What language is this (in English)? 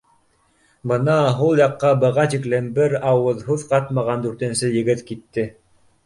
Bashkir